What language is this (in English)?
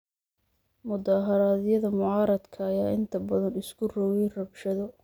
Somali